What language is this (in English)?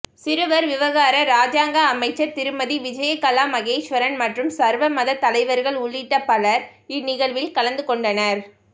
Tamil